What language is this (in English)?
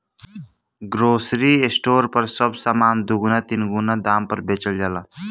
Bhojpuri